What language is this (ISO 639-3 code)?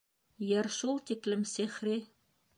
bak